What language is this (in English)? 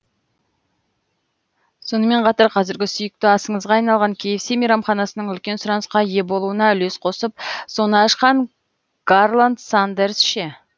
Kazakh